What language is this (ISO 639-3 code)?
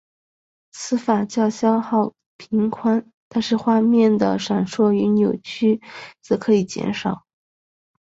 zho